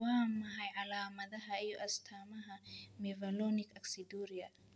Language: Somali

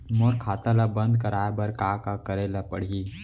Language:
Chhattisgarhi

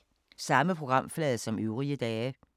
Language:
Danish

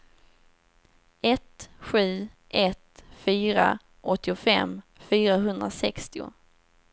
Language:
Swedish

